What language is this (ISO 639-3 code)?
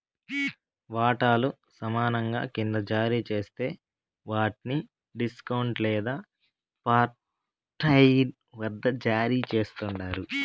tel